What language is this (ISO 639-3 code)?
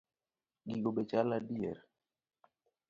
luo